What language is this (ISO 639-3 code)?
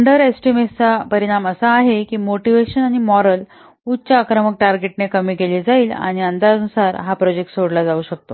mar